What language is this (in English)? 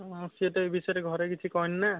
Odia